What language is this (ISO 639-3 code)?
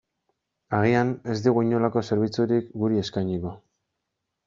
eus